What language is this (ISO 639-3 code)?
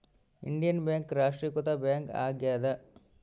kan